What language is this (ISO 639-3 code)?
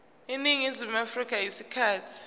zul